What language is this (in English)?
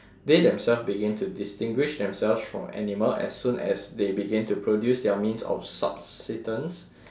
English